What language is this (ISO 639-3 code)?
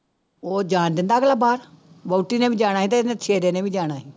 pan